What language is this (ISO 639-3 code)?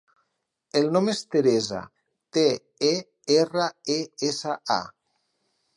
cat